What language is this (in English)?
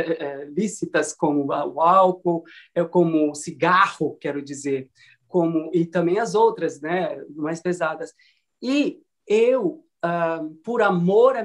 Portuguese